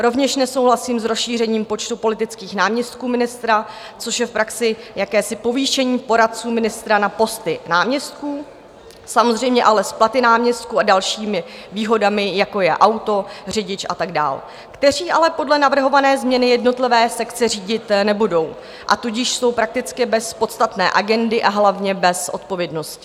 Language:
Czech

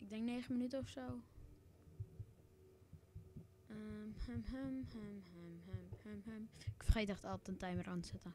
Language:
Dutch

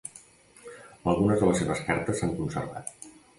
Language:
Catalan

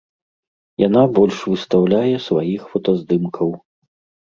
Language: Belarusian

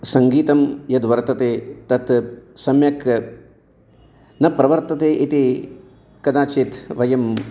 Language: Sanskrit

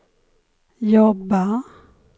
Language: Swedish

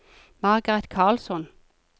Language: Norwegian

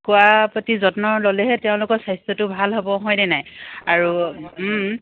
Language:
Assamese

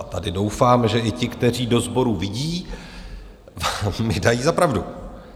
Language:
Czech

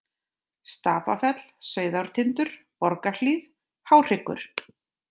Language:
Icelandic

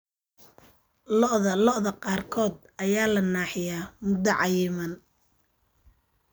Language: Somali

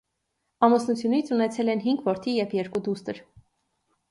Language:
Armenian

